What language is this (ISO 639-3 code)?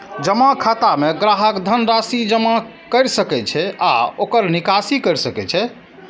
mai